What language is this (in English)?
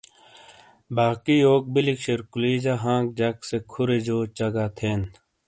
Shina